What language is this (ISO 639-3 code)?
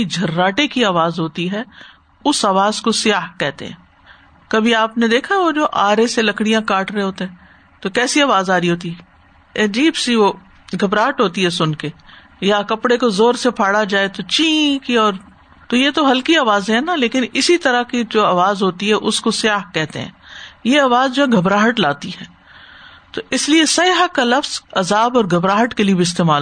urd